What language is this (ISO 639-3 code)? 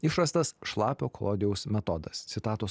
lit